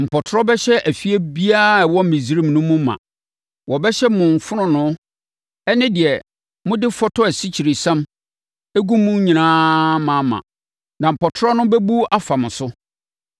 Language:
Akan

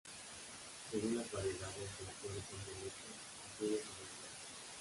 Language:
Spanish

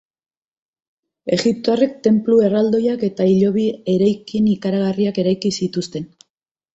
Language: Basque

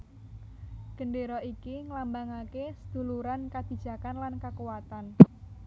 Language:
Javanese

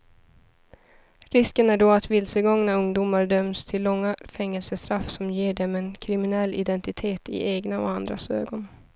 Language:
Swedish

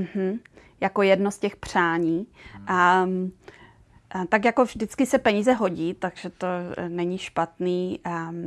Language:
Czech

